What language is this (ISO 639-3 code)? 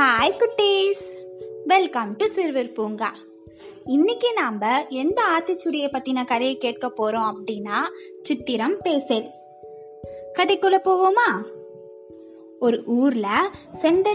tam